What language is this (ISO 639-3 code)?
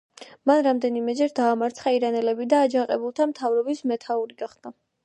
kat